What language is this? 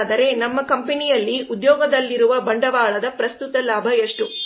Kannada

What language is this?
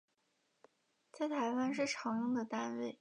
Chinese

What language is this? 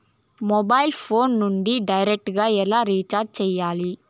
Telugu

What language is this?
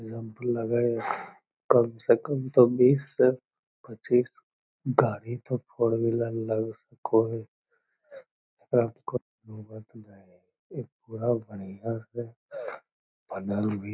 Magahi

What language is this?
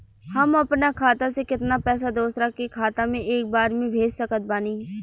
Bhojpuri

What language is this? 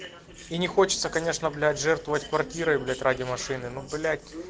Russian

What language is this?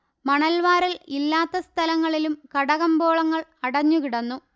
Malayalam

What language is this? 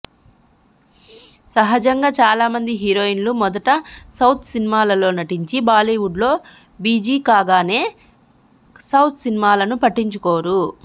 Telugu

